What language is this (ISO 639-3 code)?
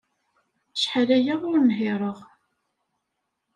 kab